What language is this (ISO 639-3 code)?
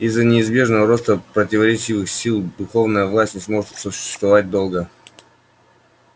rus